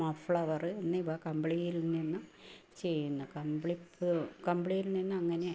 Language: Malayalam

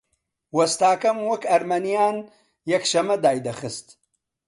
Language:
Central Kurdish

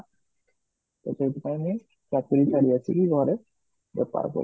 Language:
Odia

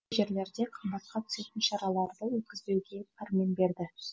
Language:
Kazakh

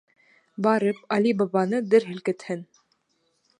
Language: Bashkir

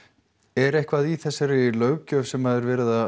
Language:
Icelandic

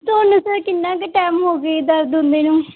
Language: Punjabi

